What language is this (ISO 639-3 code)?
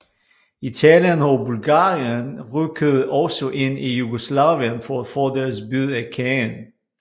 dan